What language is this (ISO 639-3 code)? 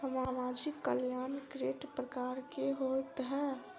mai